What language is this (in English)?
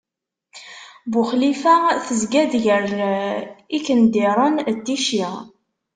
Kabyle